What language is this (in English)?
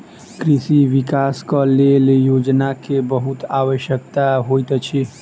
Maithili